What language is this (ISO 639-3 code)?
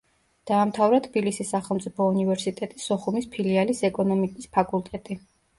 kat